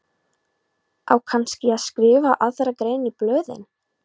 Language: Icelandic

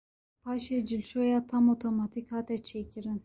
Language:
Kurdish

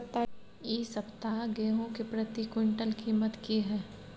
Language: Maithili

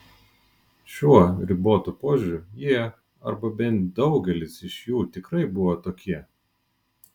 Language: Lithuanian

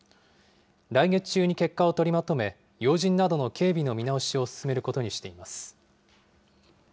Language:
Japanese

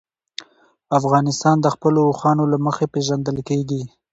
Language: Pashto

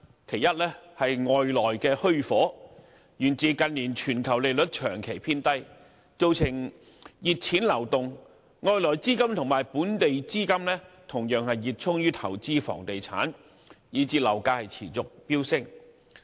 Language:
Cantonese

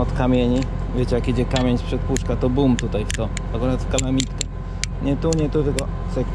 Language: Polish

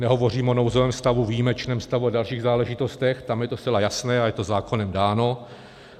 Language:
Czech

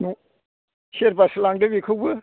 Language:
Bodo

